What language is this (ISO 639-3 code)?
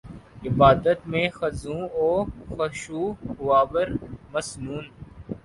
urd